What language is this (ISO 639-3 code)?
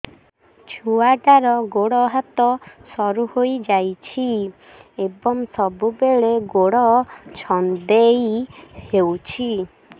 ori